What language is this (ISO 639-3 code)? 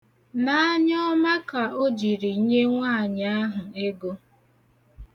ibo